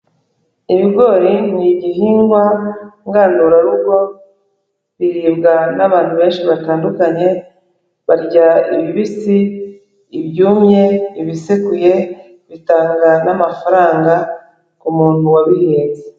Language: Kinyarwanda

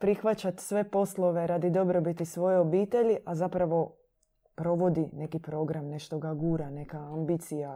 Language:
Croatian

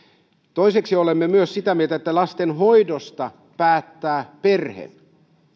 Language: Finnish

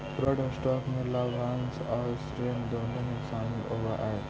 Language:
Magahi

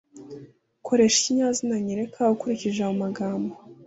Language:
Kinyarwanda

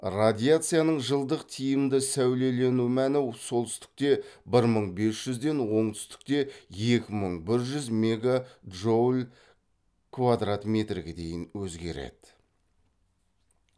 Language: Kazakh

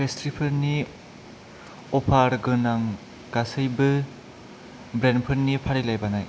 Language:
Bodo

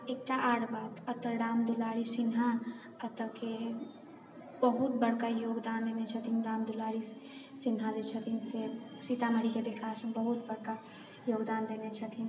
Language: Maithili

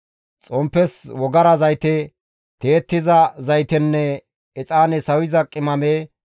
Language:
Gamo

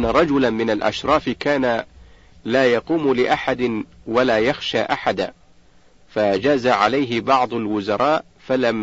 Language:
Arabic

